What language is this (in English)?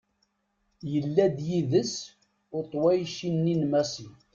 Kabyle